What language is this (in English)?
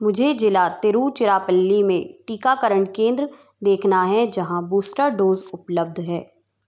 Hindi